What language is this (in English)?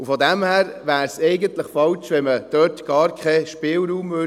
Swiss German